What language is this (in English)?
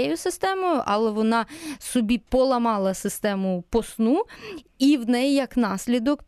Ukrainian